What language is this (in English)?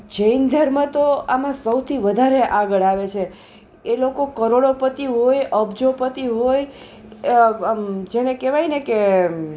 Gujarati